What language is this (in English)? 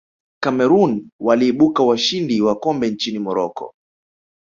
Swahili